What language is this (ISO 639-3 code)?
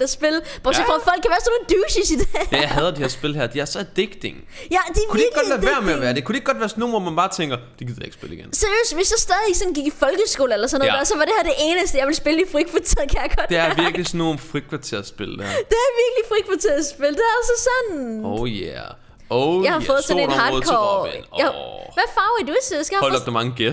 dan